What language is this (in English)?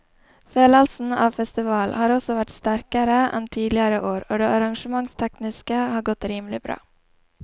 Norwegian